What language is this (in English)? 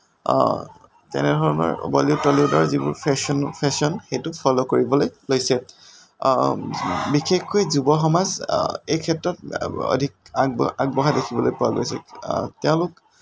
Assamese